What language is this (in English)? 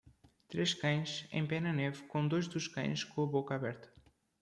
Portuguese